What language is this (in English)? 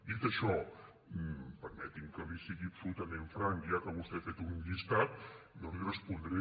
Catalan